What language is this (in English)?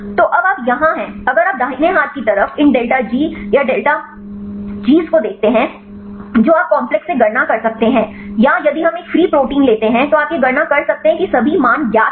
Hindi